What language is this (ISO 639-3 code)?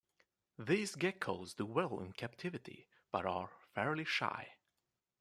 eng